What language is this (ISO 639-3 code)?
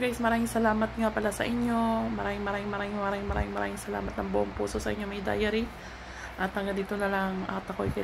fil